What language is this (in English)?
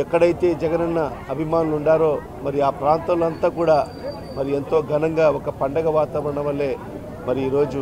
Telugu